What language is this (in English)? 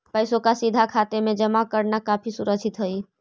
Magahi